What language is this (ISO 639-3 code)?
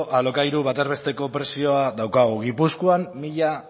eus